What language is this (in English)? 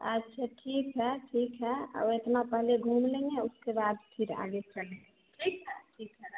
Hindi